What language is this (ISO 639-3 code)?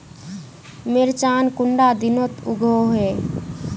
mag